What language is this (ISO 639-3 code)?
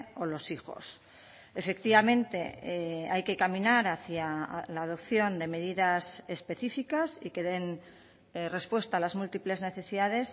spa